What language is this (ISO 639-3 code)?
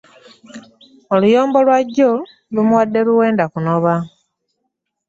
lug